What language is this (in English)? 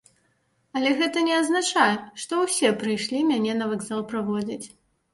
Belarusian